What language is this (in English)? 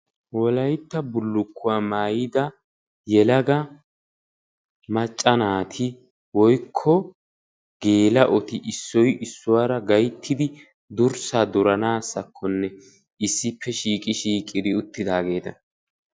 Wolaytta